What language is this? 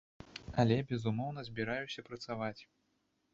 Belarusian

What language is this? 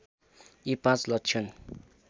Nepali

